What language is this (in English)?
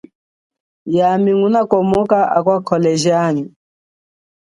Chokwe